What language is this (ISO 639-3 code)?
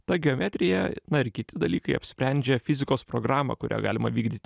lit